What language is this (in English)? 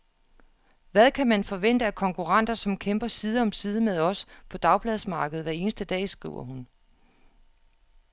Danish